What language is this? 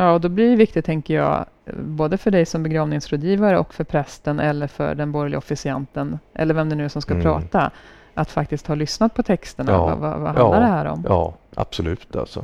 Swedish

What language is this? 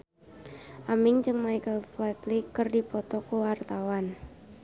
Sundanese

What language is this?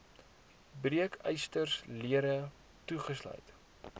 Afrikaans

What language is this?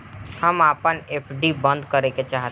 Bhojpuri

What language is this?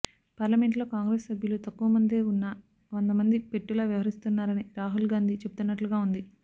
Telugu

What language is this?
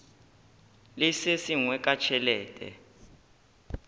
Northern Sotho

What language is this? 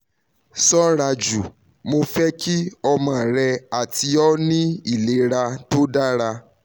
Yoruba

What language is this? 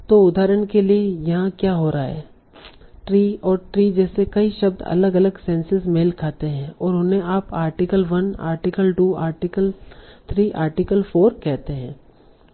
Hindi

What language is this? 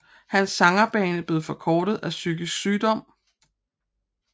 Danish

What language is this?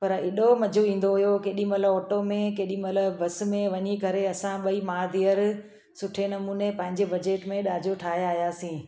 Sindhi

